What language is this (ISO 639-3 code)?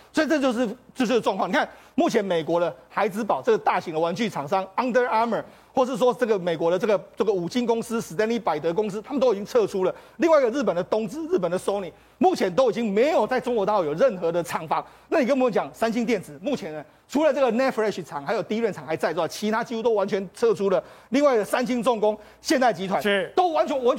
zho